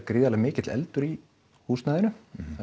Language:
Icelandic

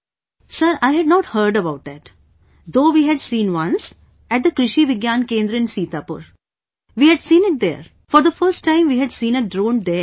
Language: English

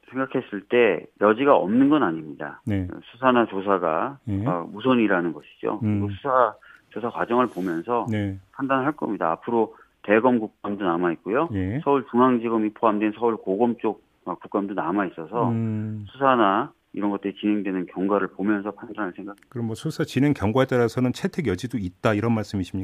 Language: Korean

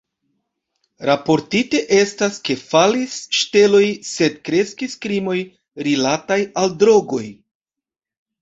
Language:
Esperanto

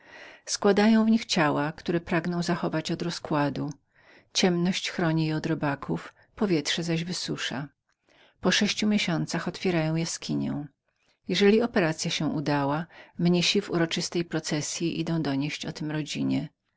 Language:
Polish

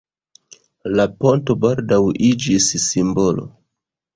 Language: Esperanto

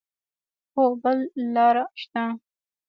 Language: Pashto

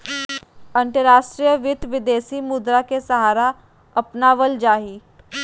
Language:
Magahi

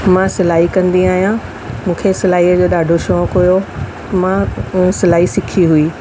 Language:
Sindhi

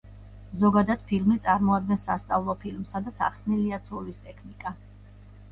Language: Georgian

